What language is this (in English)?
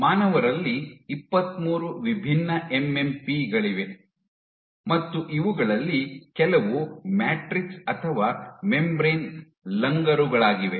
Kannada